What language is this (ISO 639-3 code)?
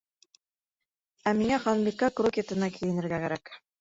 bak